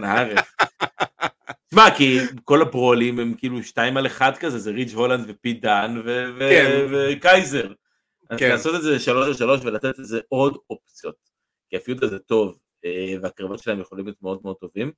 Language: Hebrew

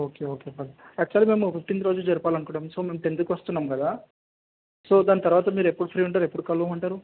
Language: Telugu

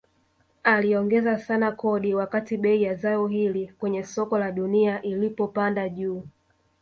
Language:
Swahili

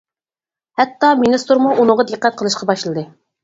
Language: Uyghur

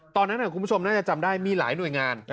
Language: Thai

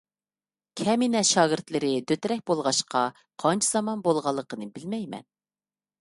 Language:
Uyghur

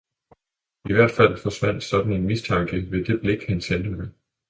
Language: Danish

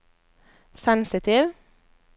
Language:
Norwegian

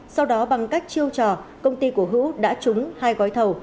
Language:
Vietnamese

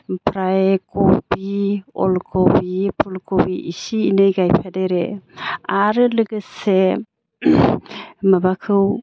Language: Bodo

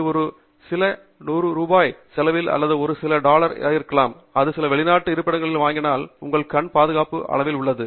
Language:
Tamil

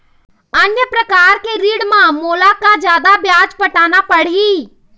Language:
Chhattisgarhi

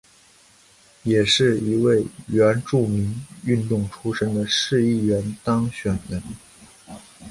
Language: Chinese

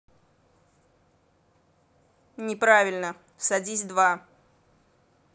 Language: Russian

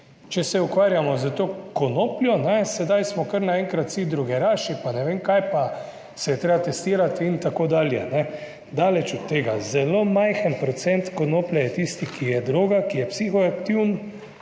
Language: Slovenian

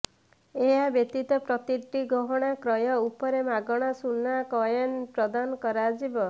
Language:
Odia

